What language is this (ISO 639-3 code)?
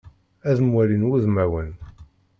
kab